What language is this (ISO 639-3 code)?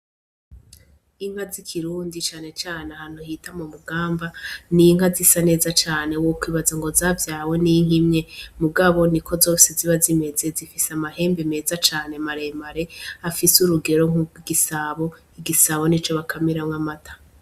run